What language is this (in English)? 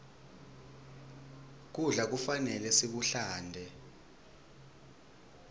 Swati